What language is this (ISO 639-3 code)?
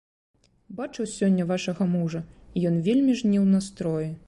bel